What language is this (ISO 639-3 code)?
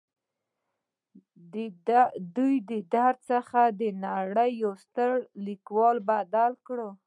pus